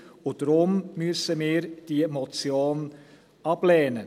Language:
Swiss German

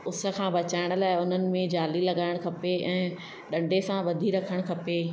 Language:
Sindhi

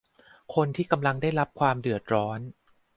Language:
Thai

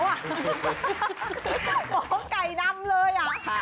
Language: Thai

